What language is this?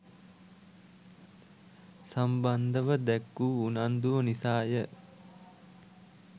Sinhala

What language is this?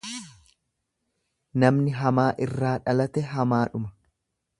Oromo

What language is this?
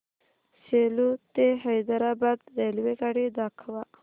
Marathi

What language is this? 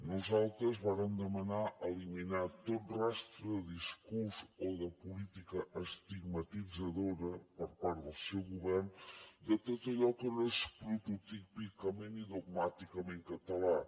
Catalan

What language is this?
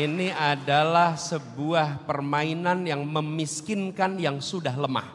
Indonesian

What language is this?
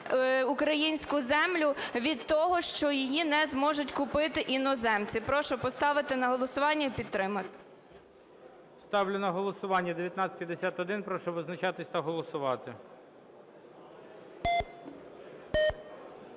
Ukrainian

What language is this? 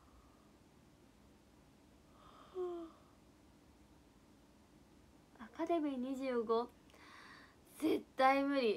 Japanese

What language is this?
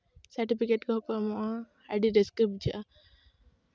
Santali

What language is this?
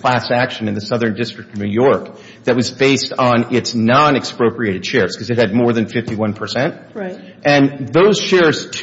English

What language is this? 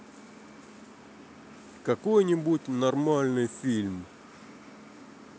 Russian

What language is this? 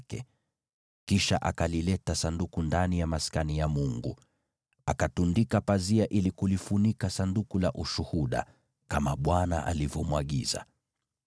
Swahili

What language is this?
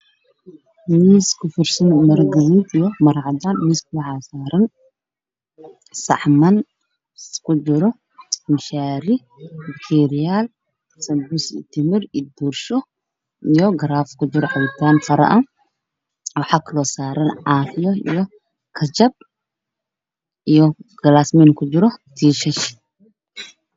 Somali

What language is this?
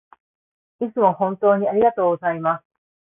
Japanese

